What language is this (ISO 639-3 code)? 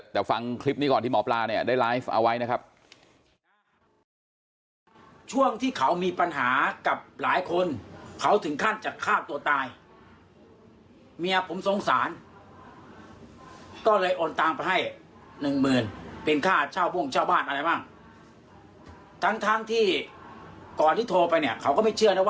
tha